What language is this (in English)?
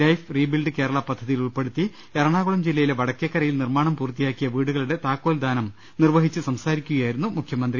Malayalam